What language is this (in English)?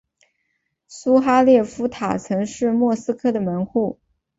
Chinese